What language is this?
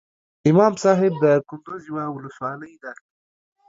Pashto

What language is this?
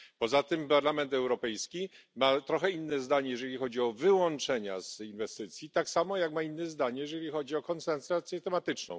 Polish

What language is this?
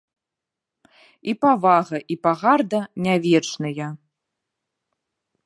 Belarusian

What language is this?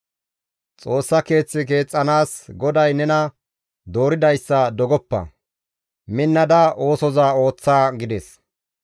Gamo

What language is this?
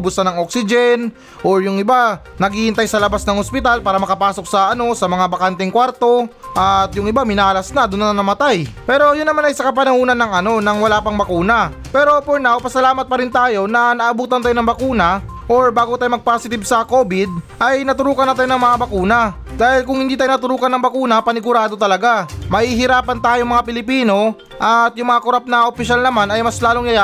Filipino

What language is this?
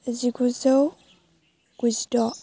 Bodo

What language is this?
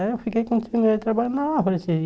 Portuguese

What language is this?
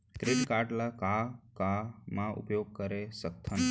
Chhattisgarhi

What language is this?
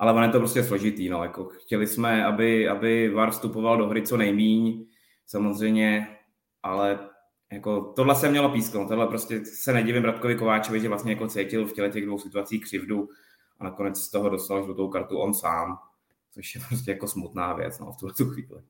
Czech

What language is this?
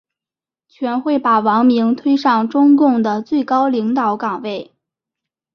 Chinese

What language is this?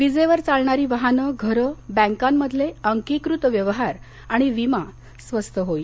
Marathi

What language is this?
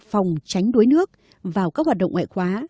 Vietnamese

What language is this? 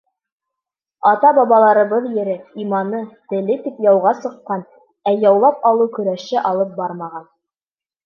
Bashkir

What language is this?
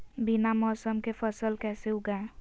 Magahi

